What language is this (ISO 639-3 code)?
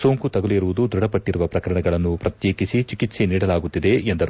kan